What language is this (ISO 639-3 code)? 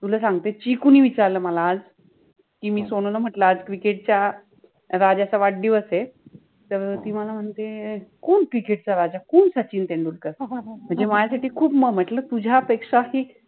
mar